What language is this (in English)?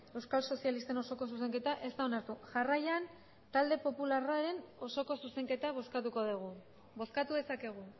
Basque